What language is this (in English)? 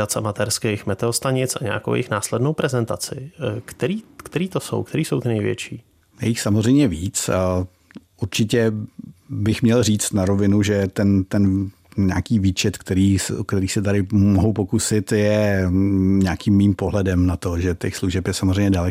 Czech